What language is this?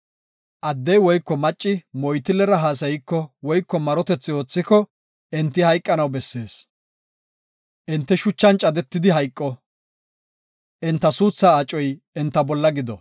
Gofa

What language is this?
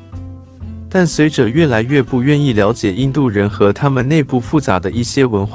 Chinese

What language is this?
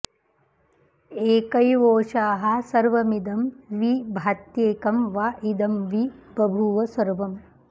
Sanskrit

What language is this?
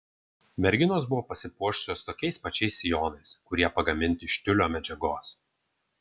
Lithuanian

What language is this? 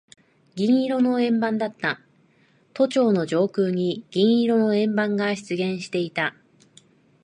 Japanese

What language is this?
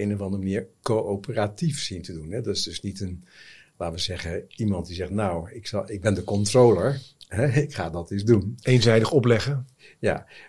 Dutch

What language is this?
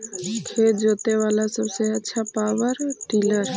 Magahi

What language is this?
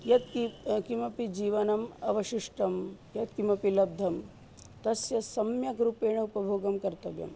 Sanskrit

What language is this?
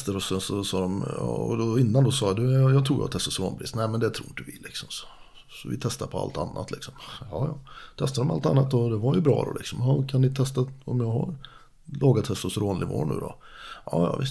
Swedish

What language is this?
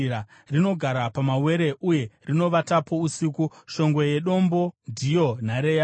Shona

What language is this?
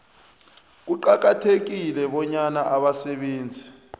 South Ndebele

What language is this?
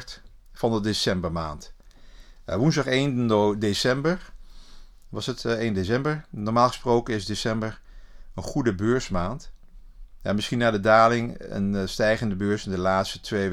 Dutch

